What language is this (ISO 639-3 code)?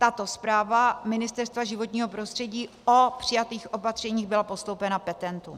ces